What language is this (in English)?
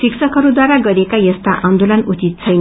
Nepali